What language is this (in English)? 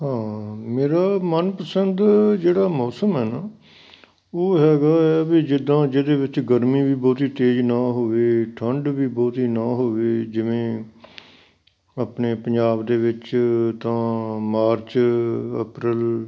Punjabi